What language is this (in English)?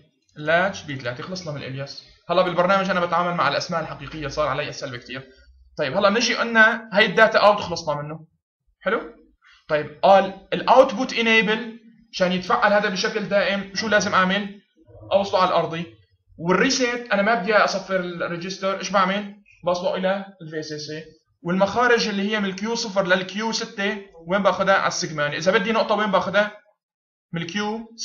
Arabic